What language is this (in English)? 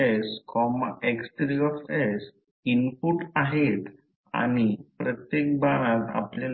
Marathi